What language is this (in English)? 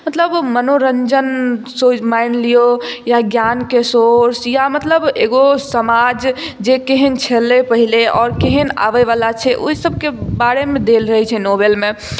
Maithili